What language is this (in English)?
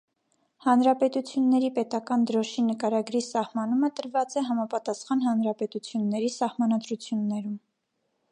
Armenian